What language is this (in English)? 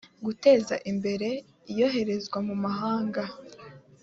Kinyarwanda